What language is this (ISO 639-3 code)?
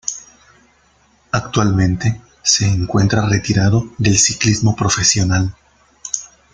spa